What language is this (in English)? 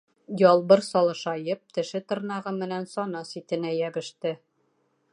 Bashkir